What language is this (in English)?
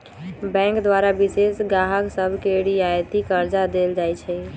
Magahi